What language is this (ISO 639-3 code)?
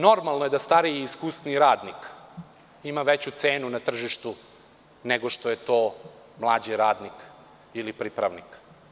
srp